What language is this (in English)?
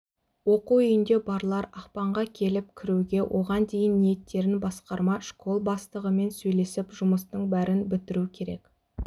Kazakh